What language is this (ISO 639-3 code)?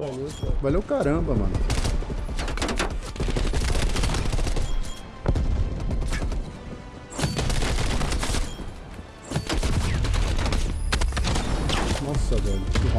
por